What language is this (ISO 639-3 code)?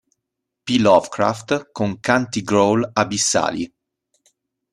ita